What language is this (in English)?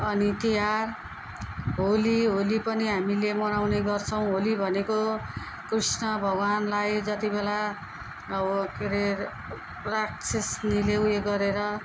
Nepali